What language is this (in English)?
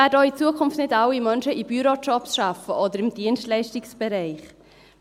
Swiss German